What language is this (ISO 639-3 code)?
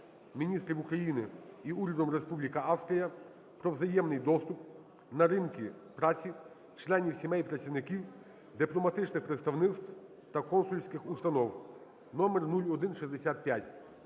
ukr